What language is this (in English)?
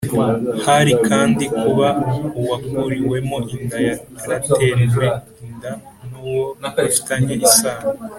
Kinyarwanda